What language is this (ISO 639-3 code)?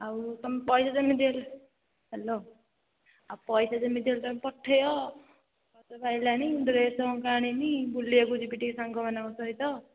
ori